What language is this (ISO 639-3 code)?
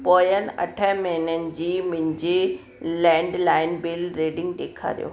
snd